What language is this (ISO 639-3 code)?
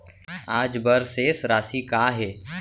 hne